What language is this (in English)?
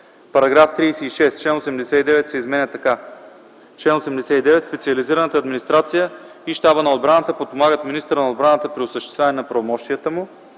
Bulgarian